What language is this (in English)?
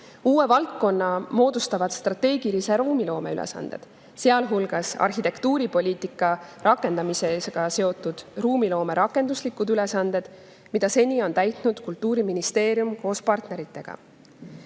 Estonian